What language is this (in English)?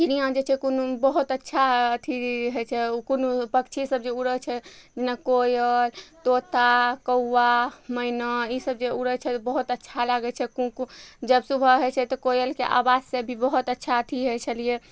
Maithili